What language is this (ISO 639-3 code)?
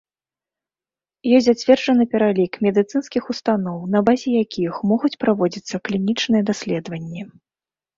bel